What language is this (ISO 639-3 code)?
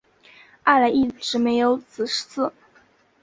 zho